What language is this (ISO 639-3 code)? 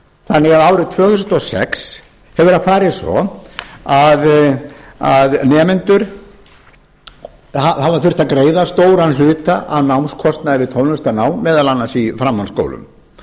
isl